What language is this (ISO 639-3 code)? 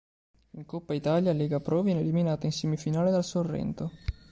ita